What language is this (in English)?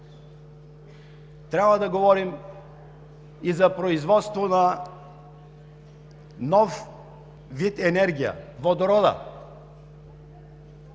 Bulgarian